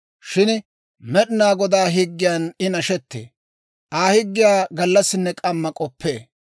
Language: Dawro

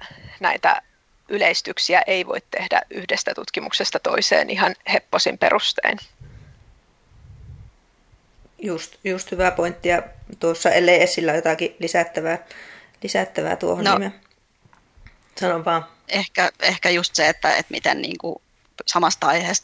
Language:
Finnish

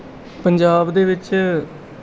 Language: Punjabi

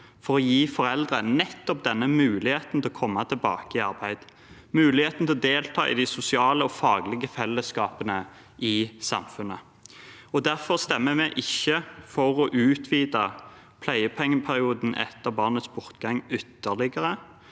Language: Norwegian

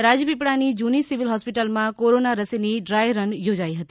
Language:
Gujarati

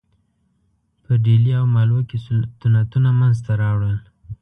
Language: Pashto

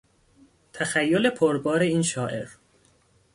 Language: Persian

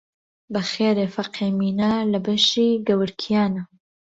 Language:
Central Kurdish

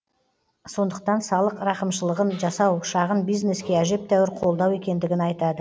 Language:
Kazakh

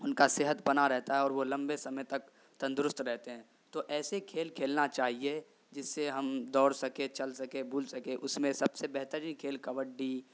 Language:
Urdu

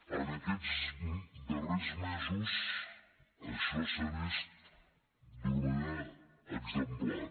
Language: Catalan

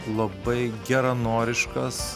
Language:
Lithuanian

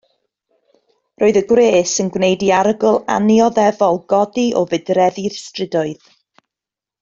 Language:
Welsh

